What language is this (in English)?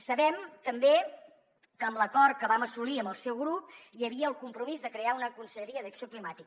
Catalan